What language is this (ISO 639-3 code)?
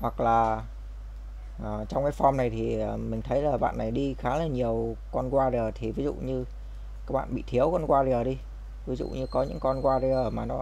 vie